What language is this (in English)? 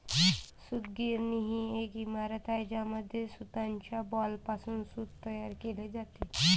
Marathi